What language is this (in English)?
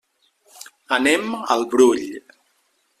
Catalan